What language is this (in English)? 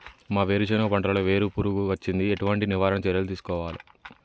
Telugu